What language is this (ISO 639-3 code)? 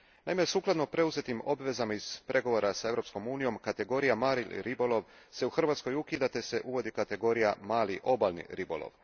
hrv